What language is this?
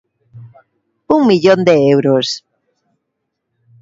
Galician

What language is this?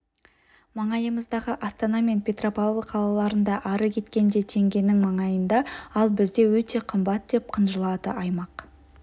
Kazakh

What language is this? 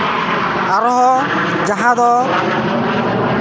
Santali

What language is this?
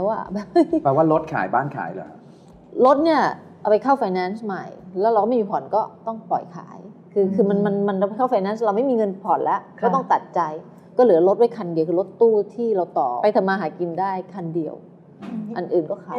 Thai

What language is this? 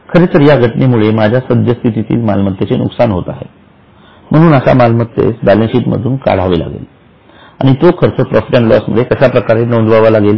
Marathi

